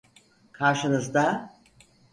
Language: Turkish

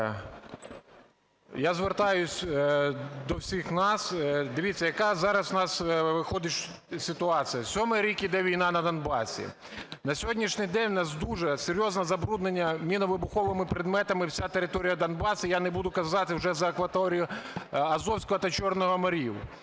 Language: Ukrainian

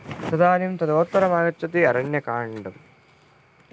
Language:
Sanskrit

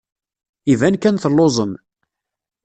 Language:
Kabyle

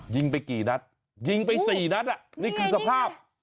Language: Thai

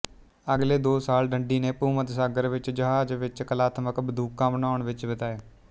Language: Punjabi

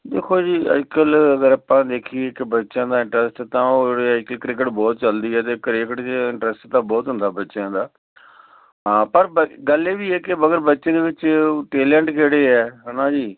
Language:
Punjabi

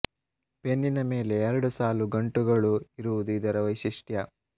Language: Kannada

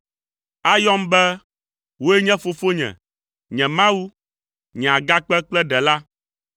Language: Ewe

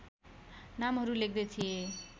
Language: Nepali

